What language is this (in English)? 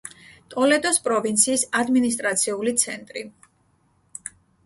Georgian